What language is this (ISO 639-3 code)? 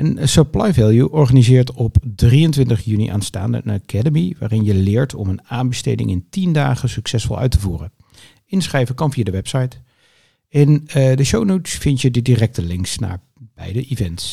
nld